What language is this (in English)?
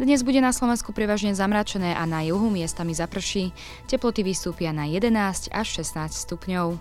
Slovak